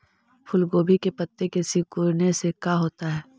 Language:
Magahi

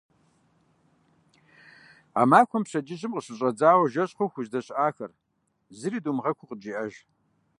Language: Kabardian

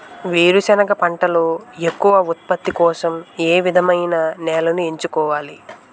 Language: Telugu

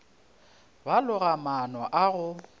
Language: Northern Sotho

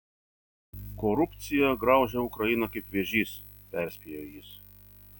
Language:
Lithuanian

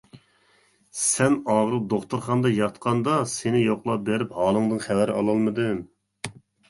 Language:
Uyghur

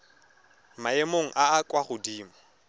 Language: Tswana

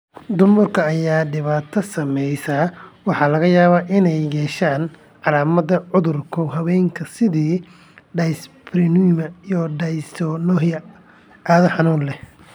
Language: Somali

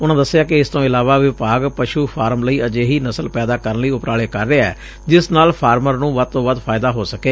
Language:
Punjabi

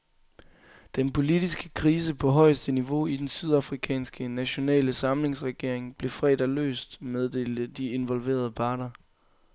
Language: Danish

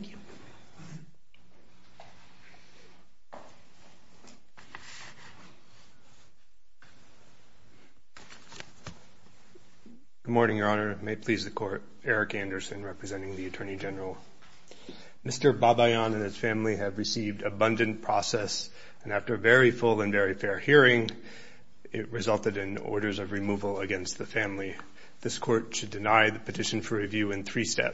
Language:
English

